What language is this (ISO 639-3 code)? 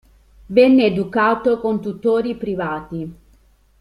ita